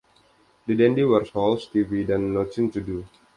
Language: Indonesian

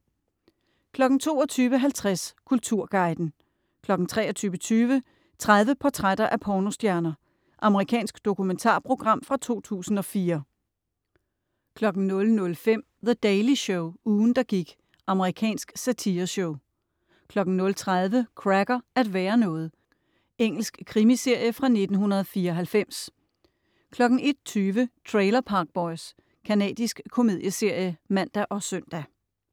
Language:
Danish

